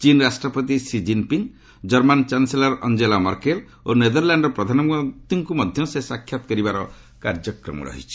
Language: Odia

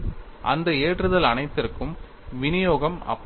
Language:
Tamil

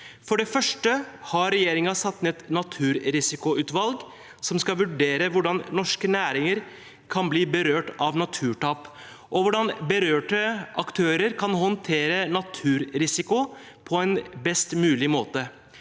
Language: Norwegian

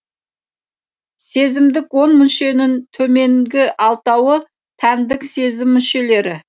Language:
Kazakh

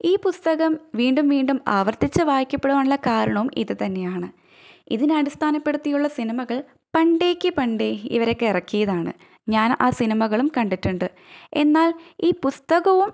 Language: Malayalam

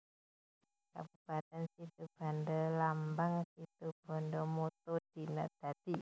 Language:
Javanese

